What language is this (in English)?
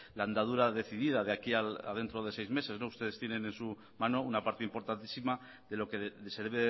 Spanish